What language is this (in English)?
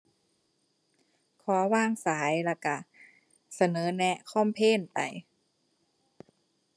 Thai